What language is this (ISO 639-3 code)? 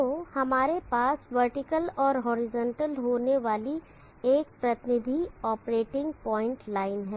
hin